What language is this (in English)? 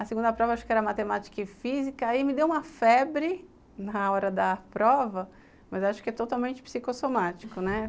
Portuguese